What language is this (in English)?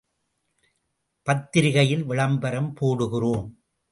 Tamil